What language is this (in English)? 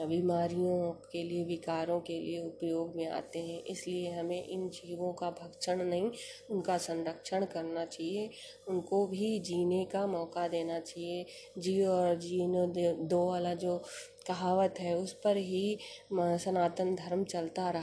Hindi